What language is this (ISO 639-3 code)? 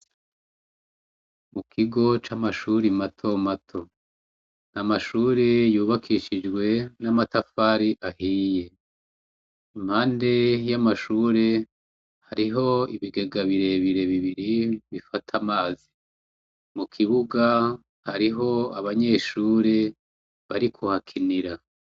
run